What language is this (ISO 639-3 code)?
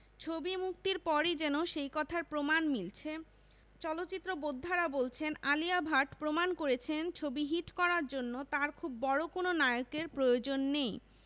ben